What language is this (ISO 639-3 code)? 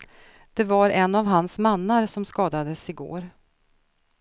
swe